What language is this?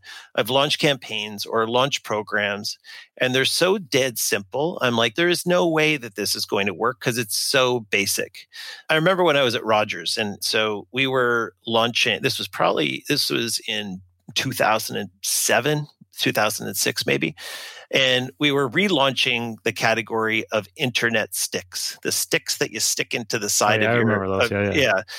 English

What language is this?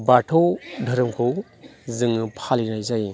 Bodo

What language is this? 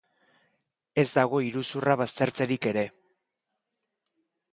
Basque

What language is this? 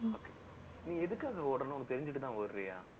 Tamil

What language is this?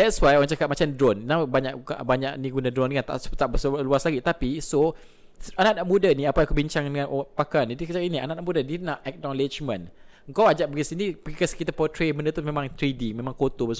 Malay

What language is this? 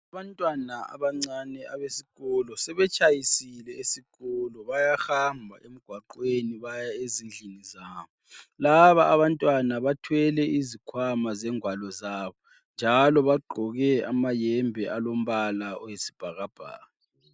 North Ndebele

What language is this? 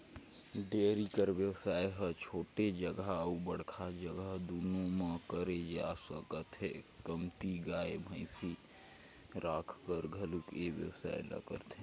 Chhattisgarhi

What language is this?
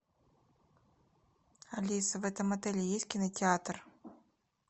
Russian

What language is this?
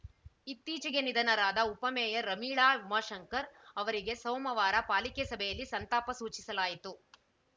Kannada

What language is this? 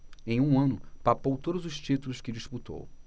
Portuguese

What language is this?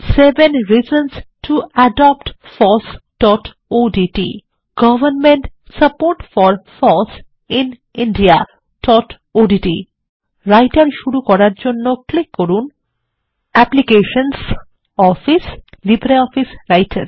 Bangla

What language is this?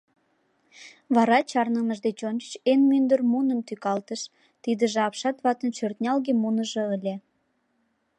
Mari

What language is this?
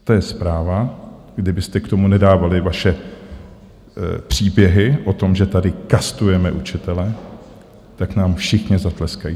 Czech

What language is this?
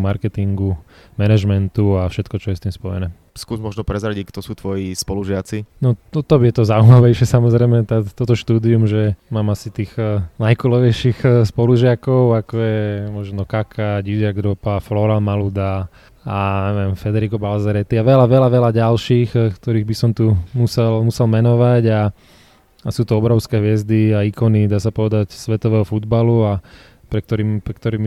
Slovak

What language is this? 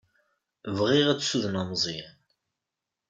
Kabyle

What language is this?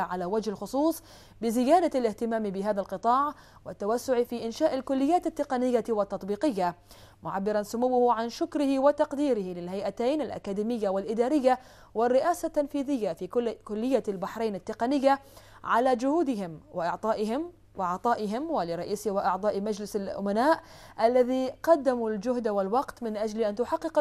Arabic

